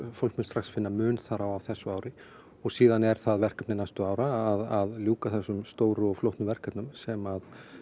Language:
Icelandic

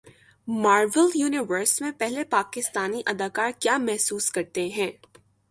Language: Urdu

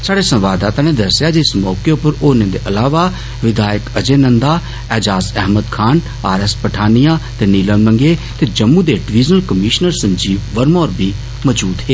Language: Dogri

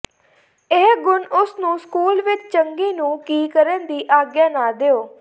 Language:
Punjabi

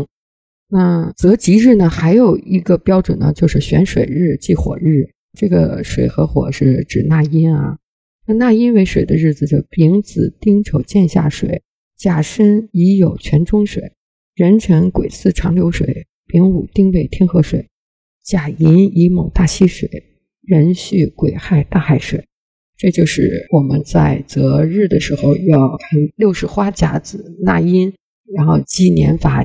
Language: Chinese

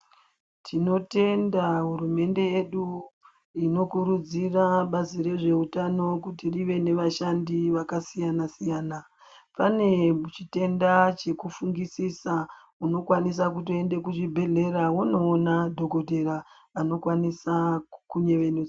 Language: Ndau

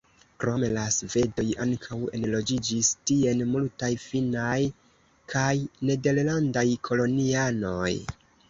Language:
Esperanto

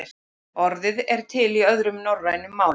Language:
Icelandic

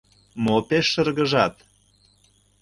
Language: Mari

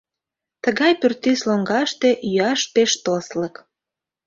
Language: Mari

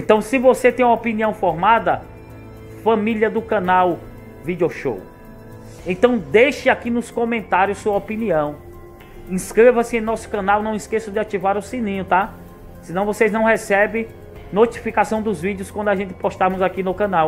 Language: Portuguese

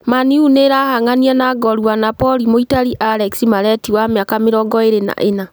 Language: Kikuyu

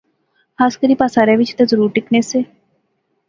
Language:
Pahari-Potwari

